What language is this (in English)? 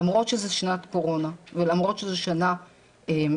Hebrew